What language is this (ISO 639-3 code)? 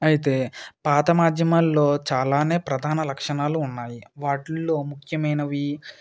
tel